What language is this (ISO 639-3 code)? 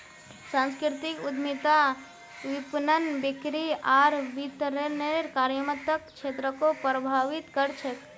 mag